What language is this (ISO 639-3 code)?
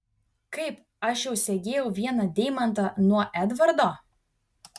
lit